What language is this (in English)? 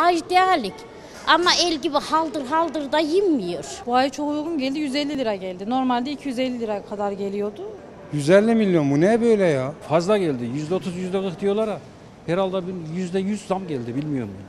Turkish